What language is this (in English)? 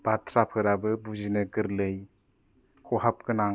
Bodo